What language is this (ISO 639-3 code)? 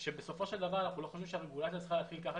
heb